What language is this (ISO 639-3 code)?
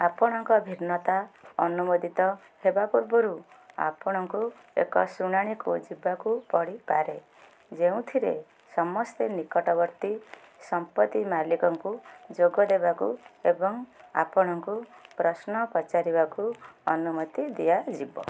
ori